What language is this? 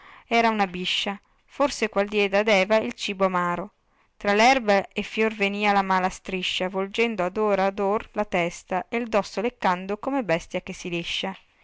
Italian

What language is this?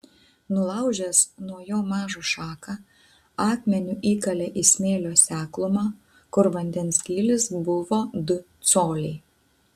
Lithuanian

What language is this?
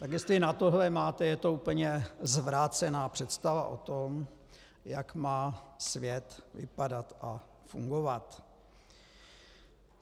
Czech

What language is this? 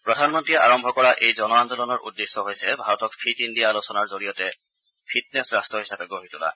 Assamese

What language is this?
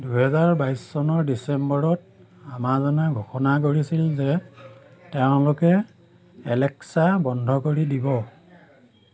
Assamese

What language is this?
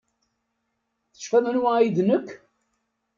Kabyle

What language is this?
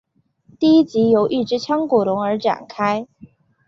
Chinese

